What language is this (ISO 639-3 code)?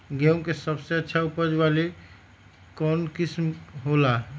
mag